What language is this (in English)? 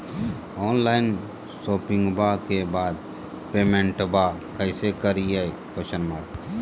Magahi